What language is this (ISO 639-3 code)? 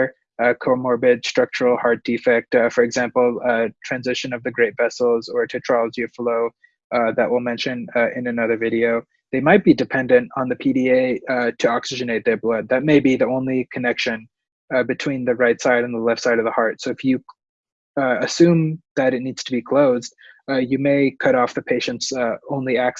eng